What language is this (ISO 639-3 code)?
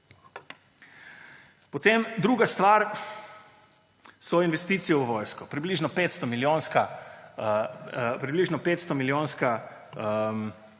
slv